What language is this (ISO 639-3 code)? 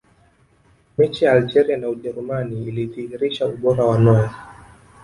swa